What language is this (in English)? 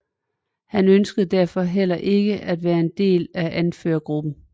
Danish